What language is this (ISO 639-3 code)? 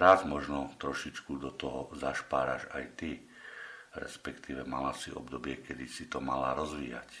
slk